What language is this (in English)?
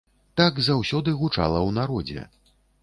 Belarusian